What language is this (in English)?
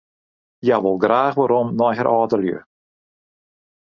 Western Frisian